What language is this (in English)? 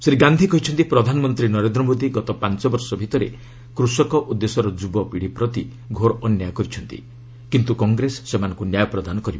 Odia